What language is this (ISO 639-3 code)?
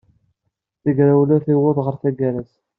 kab